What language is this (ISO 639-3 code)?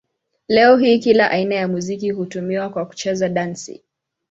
swa